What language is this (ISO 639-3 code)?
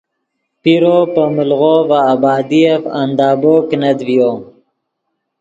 ydg